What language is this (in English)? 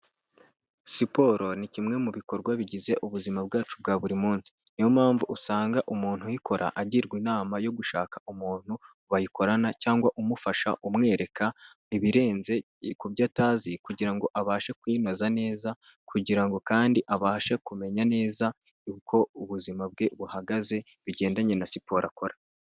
Kinyarwanda